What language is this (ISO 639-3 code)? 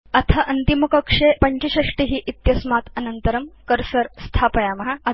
san